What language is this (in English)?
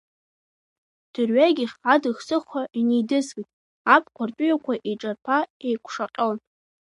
Abkhazian